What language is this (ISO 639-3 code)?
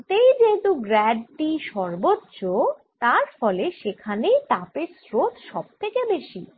ben